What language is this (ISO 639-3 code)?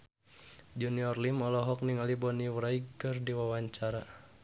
sun